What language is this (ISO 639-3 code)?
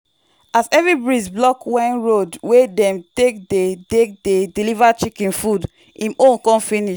pcm